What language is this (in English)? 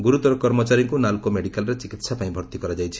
Odia